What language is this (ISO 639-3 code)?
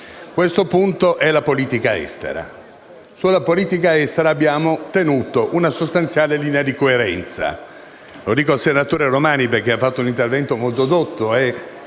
ita